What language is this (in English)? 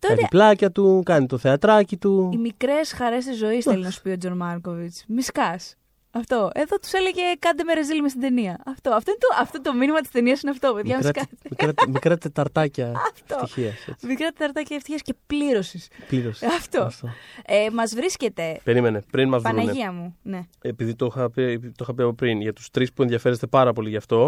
Greek